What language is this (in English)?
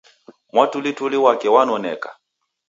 Taita